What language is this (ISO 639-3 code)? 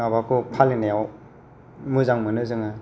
brx